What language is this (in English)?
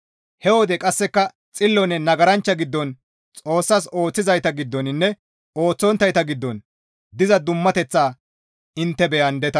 Gamo